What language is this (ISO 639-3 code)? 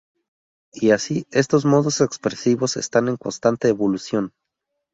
spa